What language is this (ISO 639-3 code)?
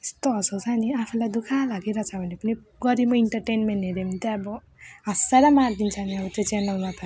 nep